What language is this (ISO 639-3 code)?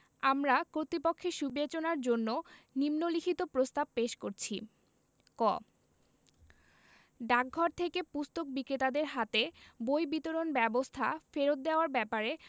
ben